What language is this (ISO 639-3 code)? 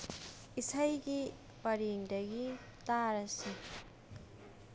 mni